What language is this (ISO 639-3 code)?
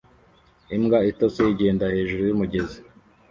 kin